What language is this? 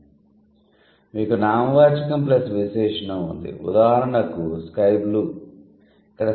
Telugu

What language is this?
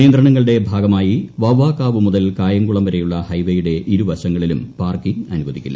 Malayalam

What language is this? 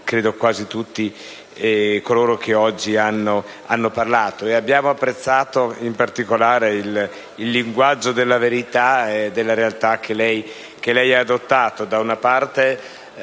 Italian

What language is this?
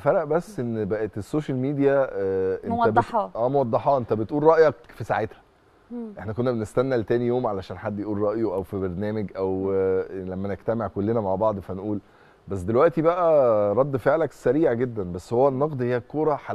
Arabic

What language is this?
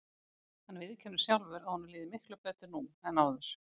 Icelandic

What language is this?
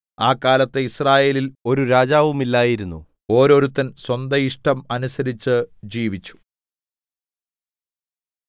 Malayalam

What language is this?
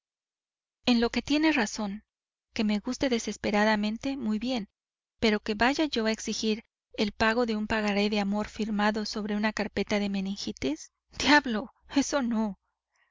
Spanish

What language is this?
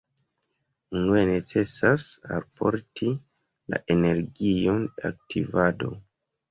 Esperanto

